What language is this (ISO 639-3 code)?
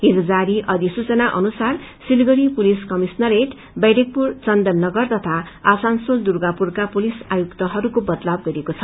nep